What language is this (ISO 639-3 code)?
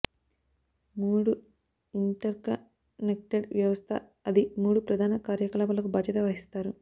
tel